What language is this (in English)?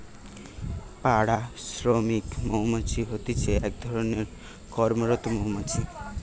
Bangla